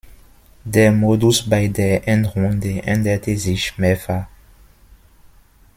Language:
German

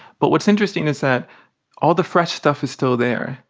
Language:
English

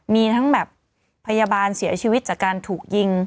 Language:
Thai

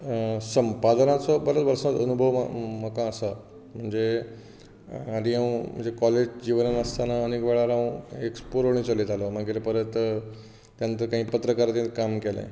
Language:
Konkani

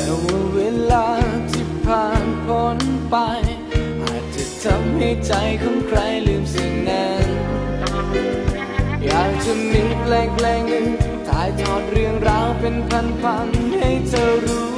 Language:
Thai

